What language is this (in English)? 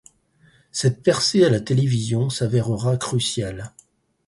French